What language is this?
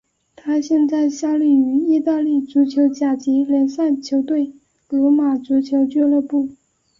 Chinese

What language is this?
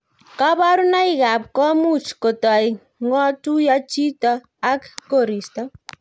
Kalenjin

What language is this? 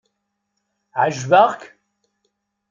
Kabyle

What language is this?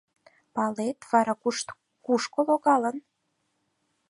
Mari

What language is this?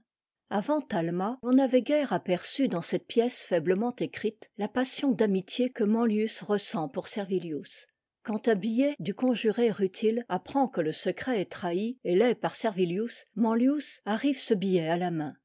French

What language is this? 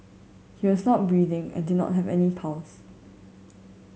English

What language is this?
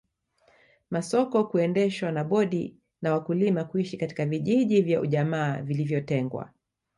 Swahili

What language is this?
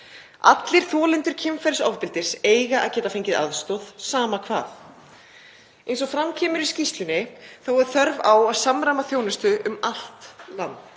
Icelandic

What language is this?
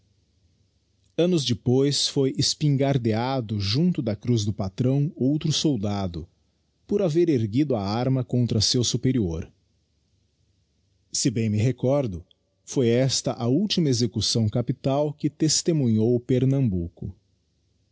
Portuguese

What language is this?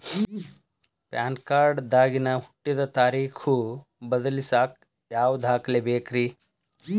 Kannada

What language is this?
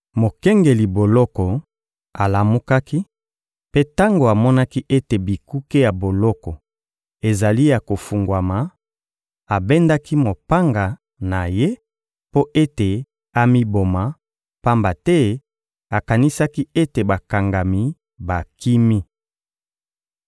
Lingala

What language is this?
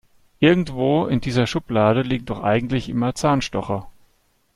German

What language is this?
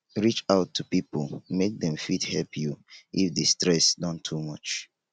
Nigerian Pidgin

